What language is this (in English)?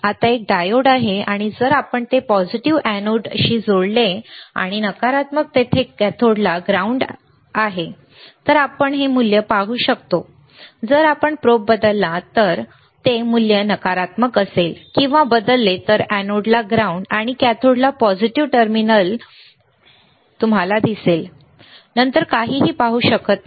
Marathi